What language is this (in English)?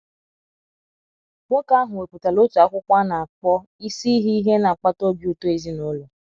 Igbo